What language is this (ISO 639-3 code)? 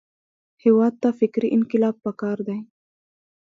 pus